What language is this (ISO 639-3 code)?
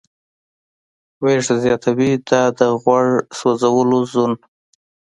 pus